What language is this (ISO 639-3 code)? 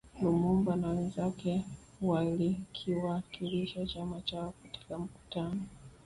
swa